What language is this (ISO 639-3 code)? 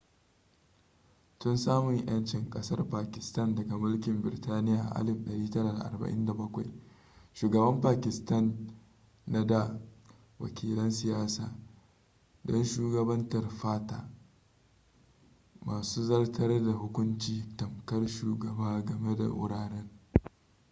hau